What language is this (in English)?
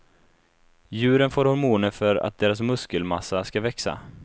Swedish